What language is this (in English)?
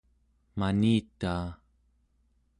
Central Yupik